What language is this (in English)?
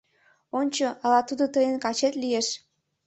Mari